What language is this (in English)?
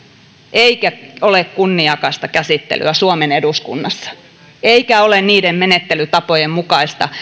Finnish